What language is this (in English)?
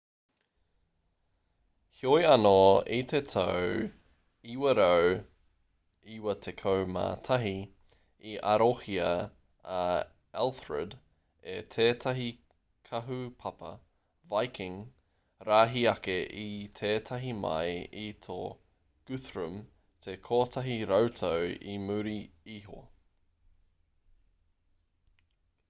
Māori